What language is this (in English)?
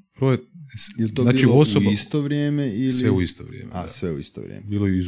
Croatian